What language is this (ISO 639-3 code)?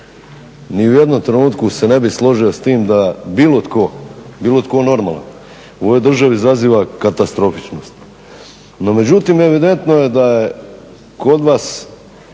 hrv